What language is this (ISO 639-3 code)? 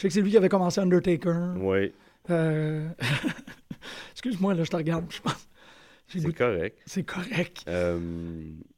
fra